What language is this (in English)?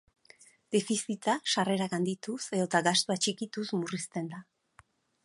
Basque